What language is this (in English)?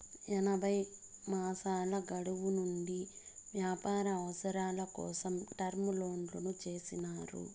Telugu